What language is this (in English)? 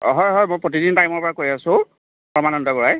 Assamese